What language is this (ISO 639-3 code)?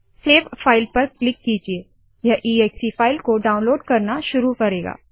hin